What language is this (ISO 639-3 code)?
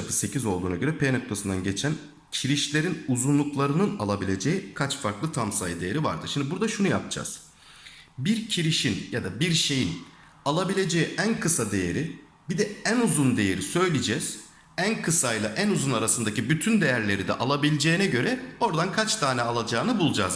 tur